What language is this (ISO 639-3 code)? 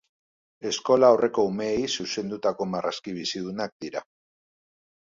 eus